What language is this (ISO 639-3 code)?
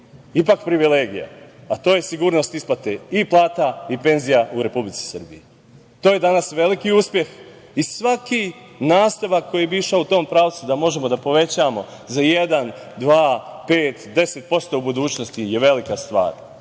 srp